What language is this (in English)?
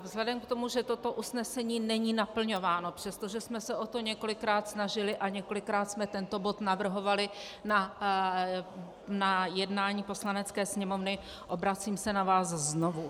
Czech